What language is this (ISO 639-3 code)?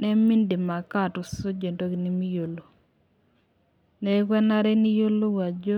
mas